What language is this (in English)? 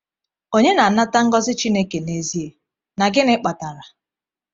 Igbo